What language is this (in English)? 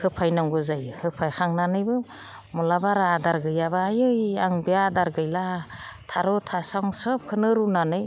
Bodo